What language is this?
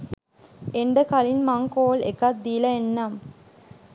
Sinhala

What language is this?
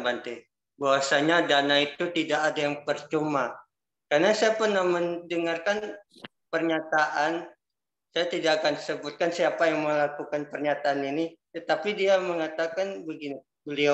Indonesian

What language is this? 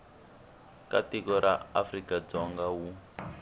Tsonga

